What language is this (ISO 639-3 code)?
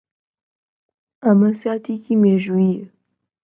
ckb